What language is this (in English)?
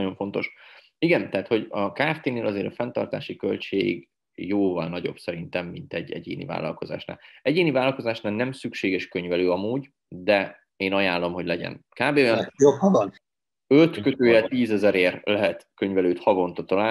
Hungarian